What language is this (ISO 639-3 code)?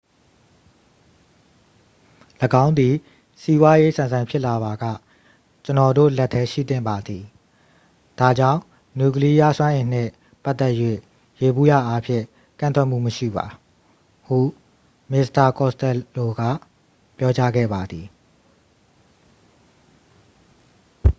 mya